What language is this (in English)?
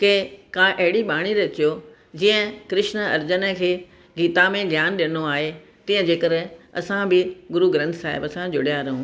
Sindhi